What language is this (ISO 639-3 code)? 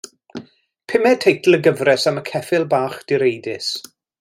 cym